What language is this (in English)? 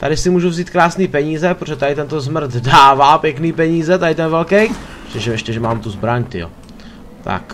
Czech